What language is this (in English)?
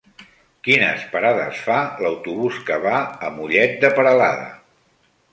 Catalan